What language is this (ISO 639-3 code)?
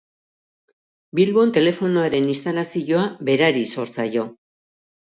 eus